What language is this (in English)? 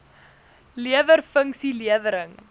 Afrikaans